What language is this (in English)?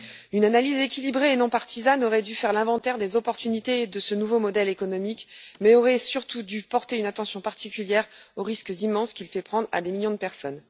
French